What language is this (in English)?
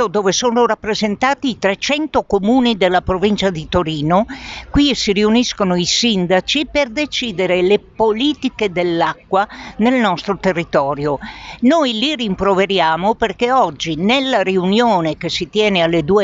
Italian